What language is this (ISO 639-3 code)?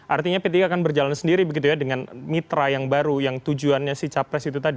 ind